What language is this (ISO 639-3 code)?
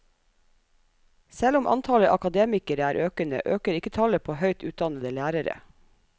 nor